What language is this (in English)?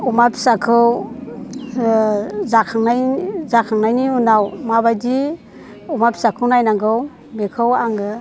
Bodo